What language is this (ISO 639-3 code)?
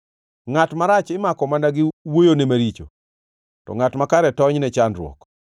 luo